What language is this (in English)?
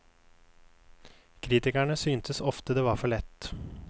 Norwegian